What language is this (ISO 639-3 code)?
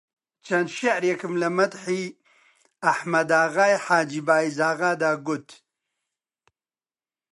ckb